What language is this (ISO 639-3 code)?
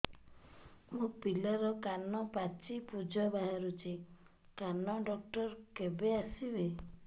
ori